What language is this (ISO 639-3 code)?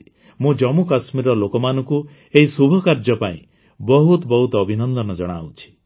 ori